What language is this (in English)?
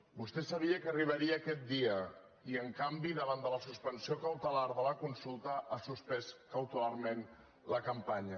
Catalan